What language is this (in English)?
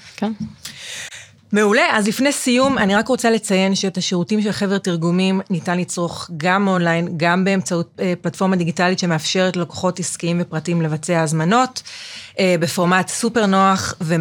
Hebrew